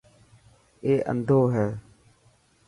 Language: Dhatki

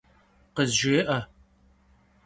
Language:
Kabardian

